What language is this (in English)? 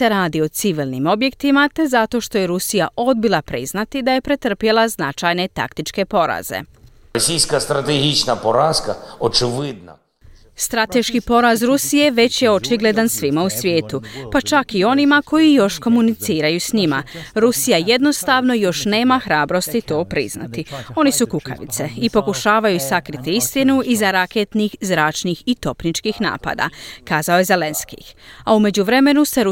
Croatian